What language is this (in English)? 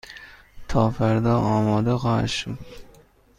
Persian